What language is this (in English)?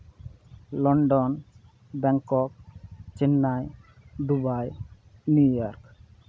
Santali